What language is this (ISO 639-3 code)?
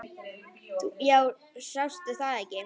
isl